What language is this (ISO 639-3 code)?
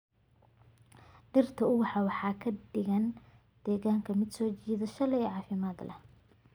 som